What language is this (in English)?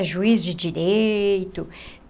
Portuguese